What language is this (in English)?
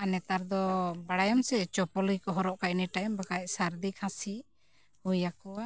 Santali